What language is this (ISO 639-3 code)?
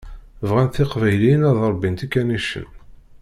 kab